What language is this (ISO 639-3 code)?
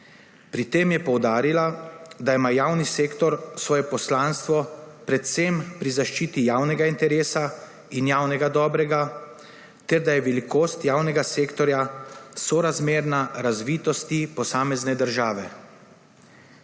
slv